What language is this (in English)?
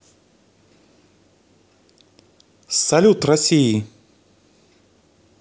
Russian